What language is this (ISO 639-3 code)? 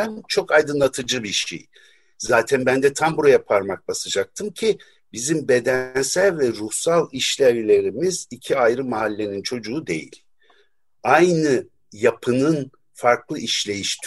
tur